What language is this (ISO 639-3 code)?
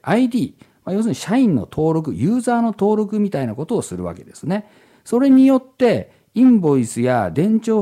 jpn